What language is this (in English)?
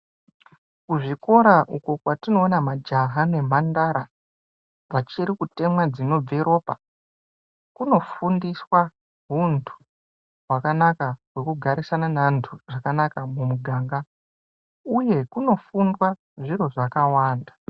Ndau